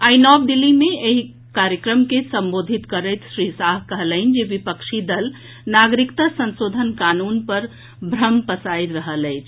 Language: Maithili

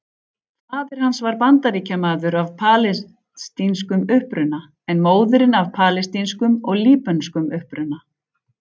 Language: Icelandic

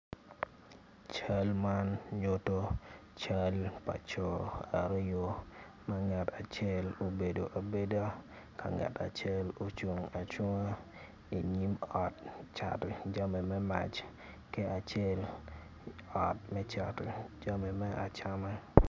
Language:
Acoli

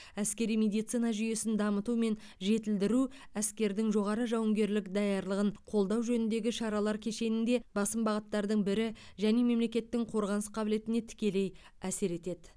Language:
Kazakh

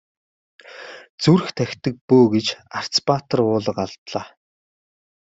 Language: Mongolian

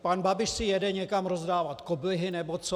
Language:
Czech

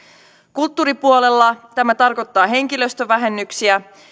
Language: Finnish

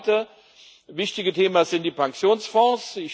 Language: German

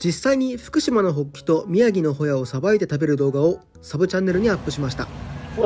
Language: Japanese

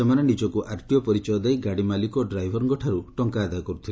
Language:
Odia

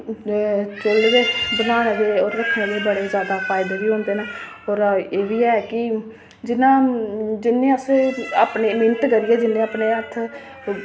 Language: Dogri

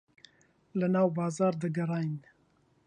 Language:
Central Kurdish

